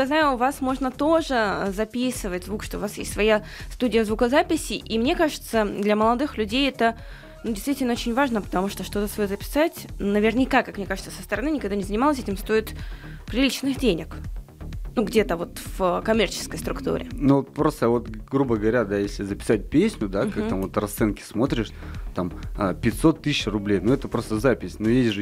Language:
Russian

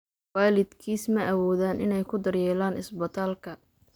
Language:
Somali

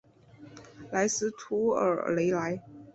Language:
Chinese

